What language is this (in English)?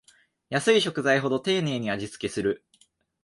Japanese